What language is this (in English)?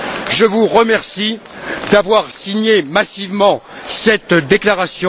French